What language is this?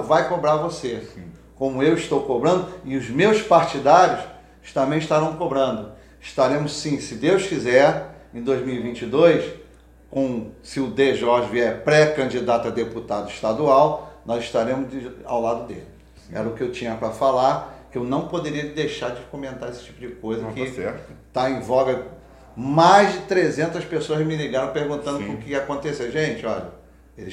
Portuguese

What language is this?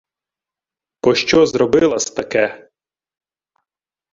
Ukrainian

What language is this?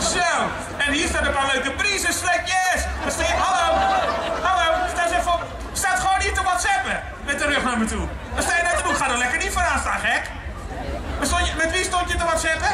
Dutch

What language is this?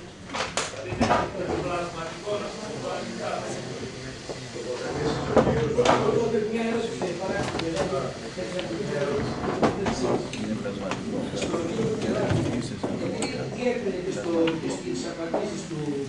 Greek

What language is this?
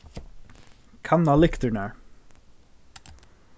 Faroese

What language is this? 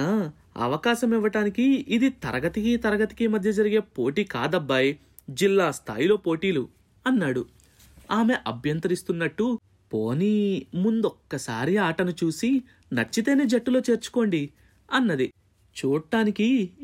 Telugu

